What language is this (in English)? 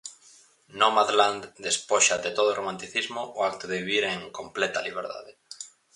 Galician